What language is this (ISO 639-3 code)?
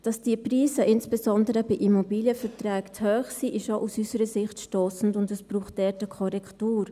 gsw